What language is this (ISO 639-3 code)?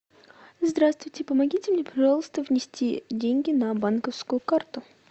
rus